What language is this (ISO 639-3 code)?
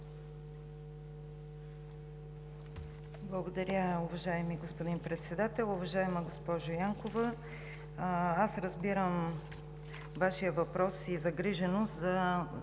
bul